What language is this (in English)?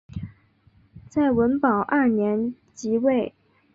Chinese